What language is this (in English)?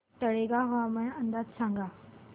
Marathi